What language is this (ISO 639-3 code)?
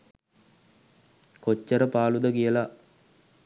sin